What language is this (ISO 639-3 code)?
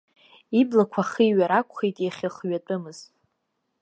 abk